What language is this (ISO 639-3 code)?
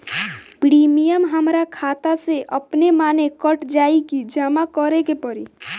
bho